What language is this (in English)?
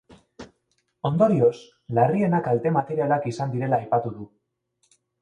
Basque